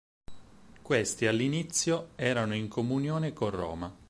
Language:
Italian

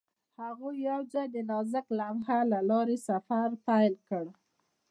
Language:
Pashto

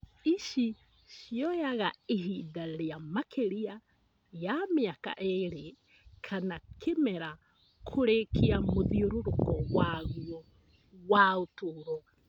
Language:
Kikuyu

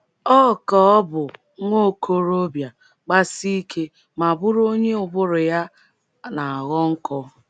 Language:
Igbo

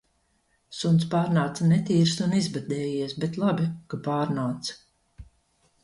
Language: Latvian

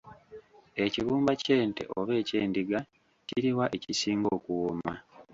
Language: Ganda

